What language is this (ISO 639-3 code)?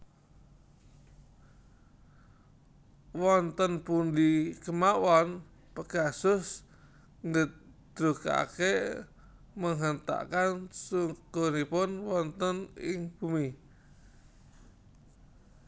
jav